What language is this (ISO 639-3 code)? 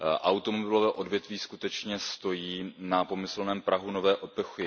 ces